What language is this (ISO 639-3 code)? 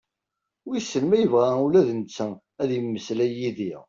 kab